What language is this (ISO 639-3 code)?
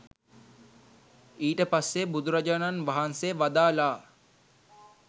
sin